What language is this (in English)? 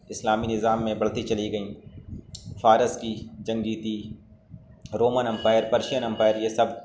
Urdu